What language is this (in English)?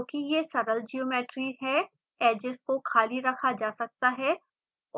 Hindi